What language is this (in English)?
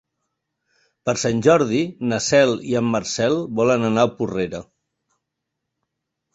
Catalan